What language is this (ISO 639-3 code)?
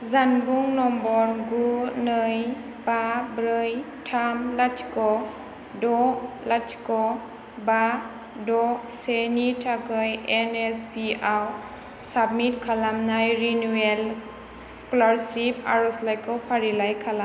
brx